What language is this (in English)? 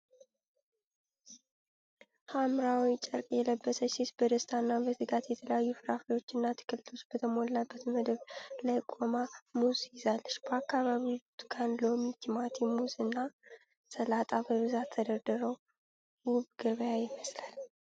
Amharic